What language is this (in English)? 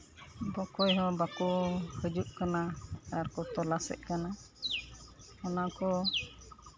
Santali